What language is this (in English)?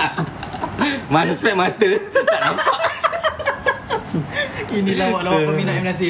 Malay